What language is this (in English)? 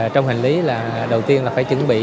Vietnamese